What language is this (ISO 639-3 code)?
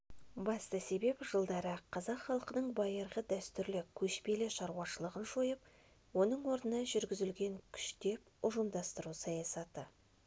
kaz